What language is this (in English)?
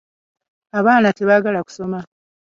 Ganda